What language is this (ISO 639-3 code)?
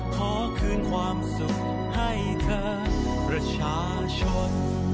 tha